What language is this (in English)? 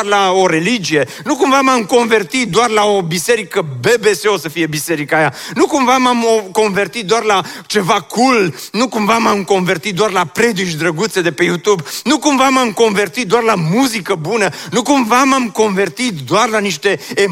Romanian